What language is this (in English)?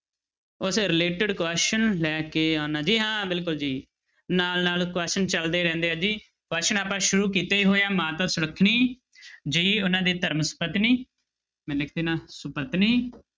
Punjabi